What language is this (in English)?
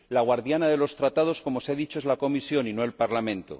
Spanish